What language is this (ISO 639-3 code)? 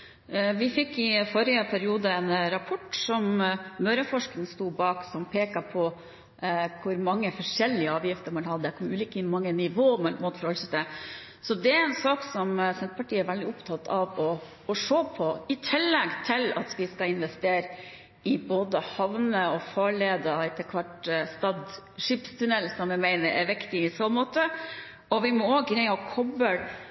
nob